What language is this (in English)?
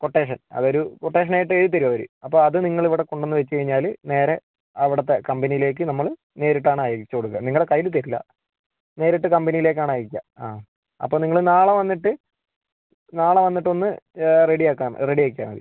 Malayalam